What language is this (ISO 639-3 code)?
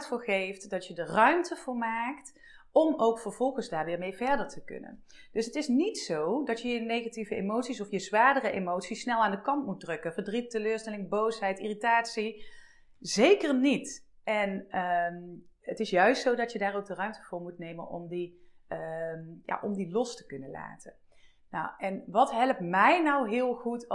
nld